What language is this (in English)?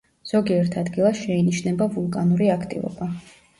Georgian